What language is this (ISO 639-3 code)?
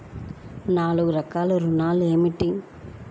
tel